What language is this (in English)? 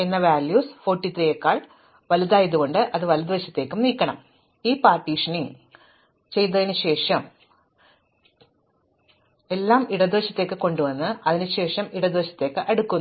Malayalam